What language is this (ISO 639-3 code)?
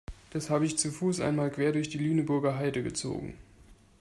deu